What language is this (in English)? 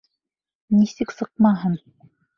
Bashkir